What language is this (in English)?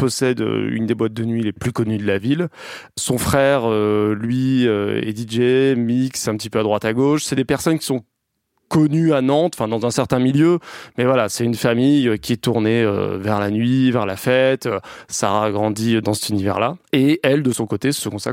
French